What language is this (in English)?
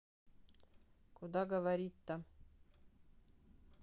Russian